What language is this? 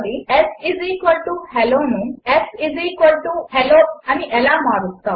Telugu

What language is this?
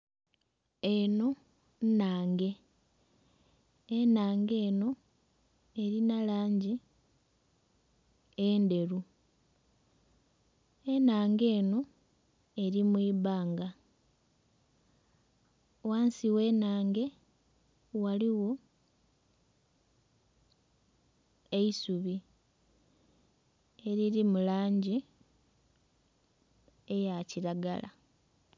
Soga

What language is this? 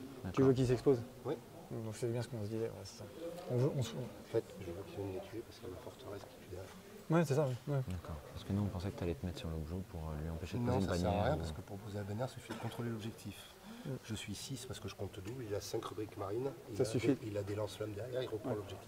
French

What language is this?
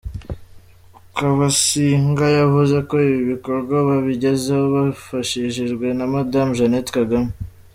Kinyarwanda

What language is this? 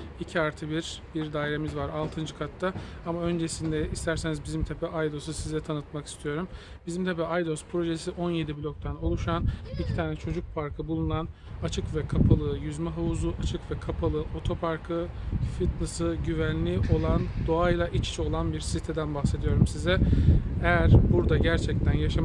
Turkish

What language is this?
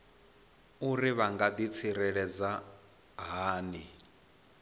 Venda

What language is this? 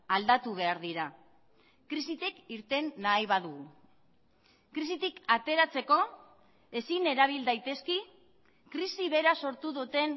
Basque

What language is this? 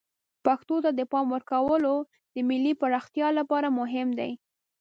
Pashto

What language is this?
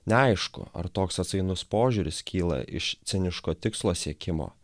Lithuanian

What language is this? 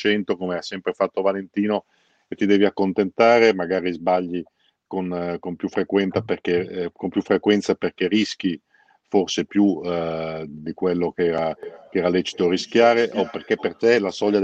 Italian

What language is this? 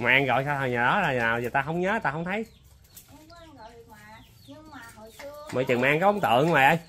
Vietnamese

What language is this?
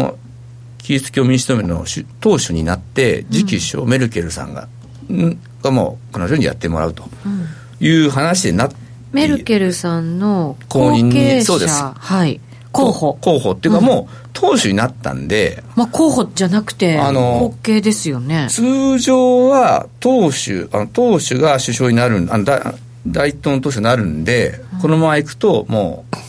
Japanese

